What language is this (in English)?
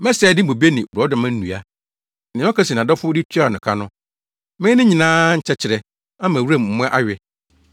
Akan